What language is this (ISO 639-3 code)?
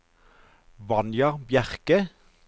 nor